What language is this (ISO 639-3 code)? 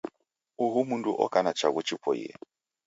dav